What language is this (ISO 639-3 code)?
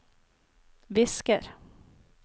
nor